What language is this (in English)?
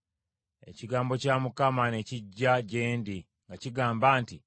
Ganda